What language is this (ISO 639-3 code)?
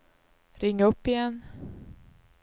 swe